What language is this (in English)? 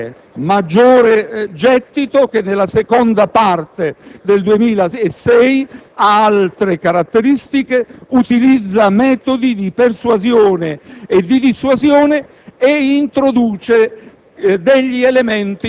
Italian